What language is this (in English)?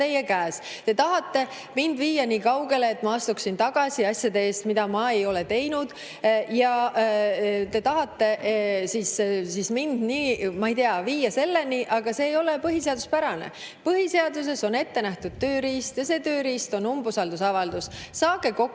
Estonian